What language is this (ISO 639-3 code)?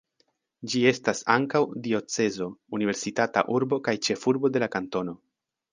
epo